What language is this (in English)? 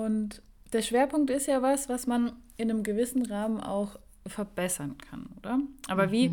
German